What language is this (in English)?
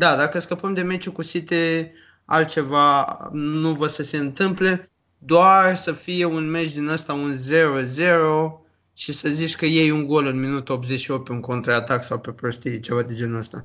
Romanian